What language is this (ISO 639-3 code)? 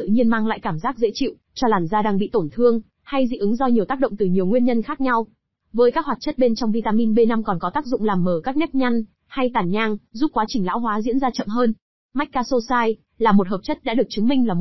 vie